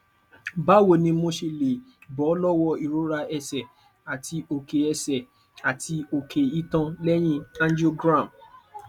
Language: Yoruba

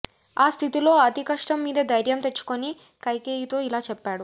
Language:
Telugu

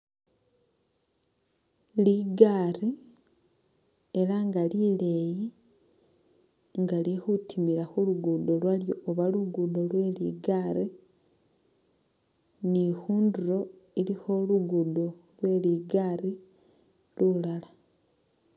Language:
Masaaba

